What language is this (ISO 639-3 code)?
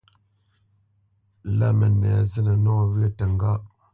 bce